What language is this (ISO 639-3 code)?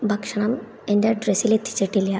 mal